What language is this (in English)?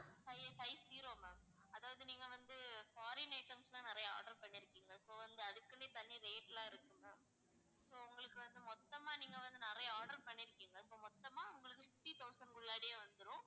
Tamil